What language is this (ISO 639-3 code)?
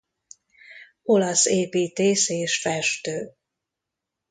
hun